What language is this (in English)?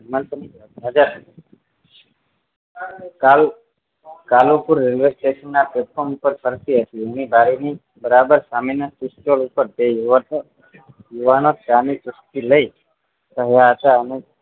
Gujarati